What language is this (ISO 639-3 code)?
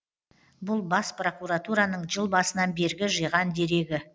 kaz